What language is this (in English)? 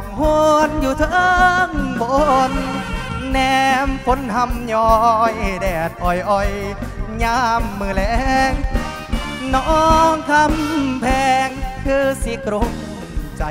Thai